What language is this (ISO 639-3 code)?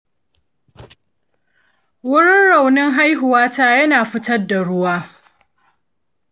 hau